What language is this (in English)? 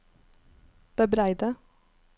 Norwegian